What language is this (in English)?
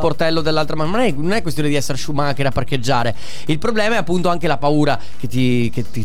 Italian